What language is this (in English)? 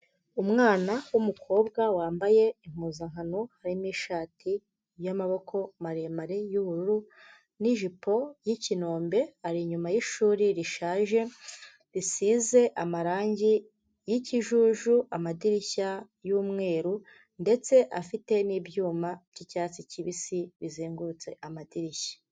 Kinyarwanda